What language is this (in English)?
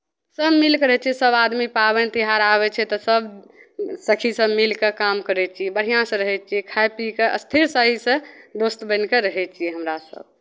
Maithili